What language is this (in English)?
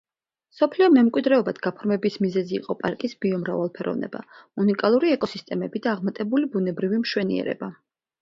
Georgian